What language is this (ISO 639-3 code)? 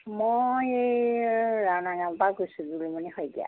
asm